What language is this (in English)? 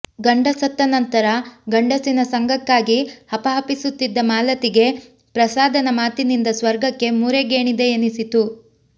Kannada